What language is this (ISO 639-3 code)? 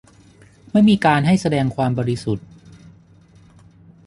tha